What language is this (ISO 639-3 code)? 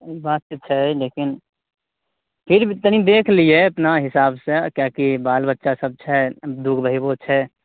mai